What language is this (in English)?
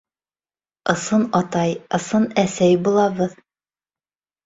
Bashkir